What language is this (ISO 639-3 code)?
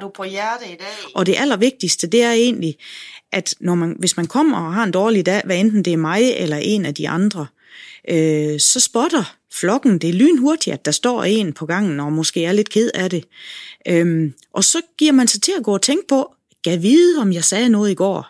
dan